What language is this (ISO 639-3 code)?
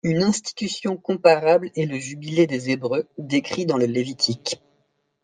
fra